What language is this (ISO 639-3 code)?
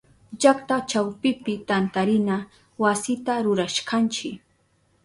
qup